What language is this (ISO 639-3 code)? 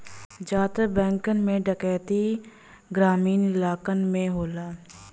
bho